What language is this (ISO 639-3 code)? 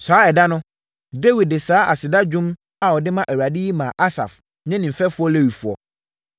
aka